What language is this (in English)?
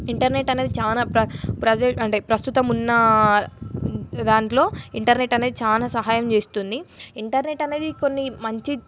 Telugu